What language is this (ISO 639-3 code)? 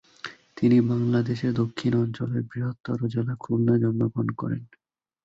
ben